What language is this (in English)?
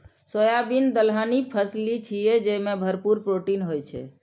Maithili